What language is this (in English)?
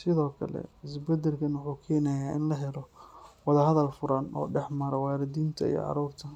Somali